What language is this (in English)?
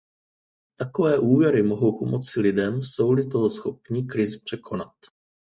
Czech